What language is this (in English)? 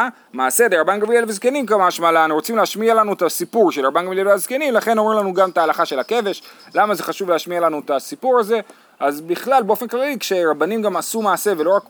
Hebrew